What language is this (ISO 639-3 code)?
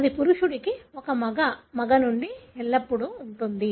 tel